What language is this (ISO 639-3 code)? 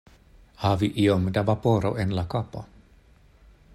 epo